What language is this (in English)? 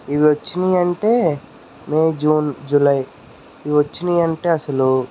Telugu